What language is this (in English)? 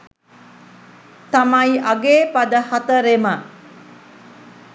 Sinhala